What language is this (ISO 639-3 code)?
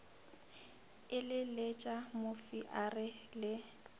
nso